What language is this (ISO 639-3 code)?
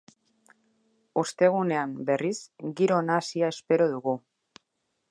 eus